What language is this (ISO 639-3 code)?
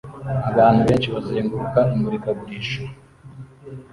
kin